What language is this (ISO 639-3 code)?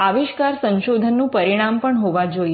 guj